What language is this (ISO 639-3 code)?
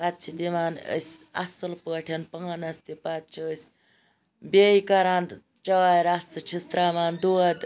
kas